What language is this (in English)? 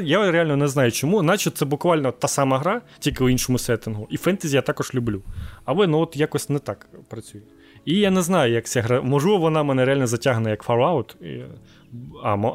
Ukrainian